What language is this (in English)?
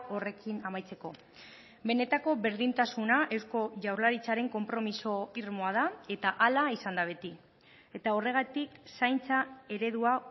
Basque